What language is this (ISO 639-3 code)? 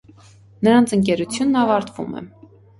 hye